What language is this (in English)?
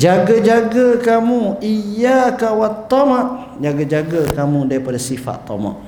Malay